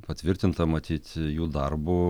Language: Lithuanian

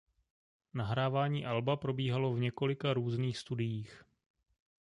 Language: Czech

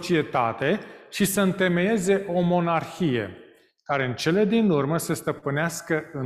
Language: Romanian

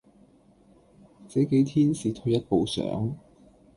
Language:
Cantonese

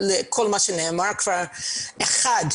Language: Hebrew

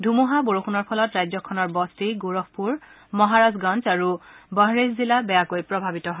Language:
Assamese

